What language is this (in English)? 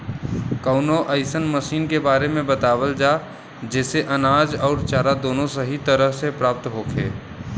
Bhojpuri